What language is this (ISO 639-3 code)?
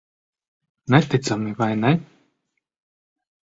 lav